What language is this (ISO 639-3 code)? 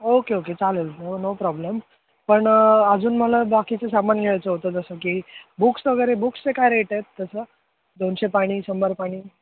mar